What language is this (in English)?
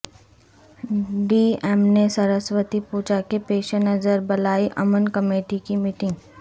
Urdu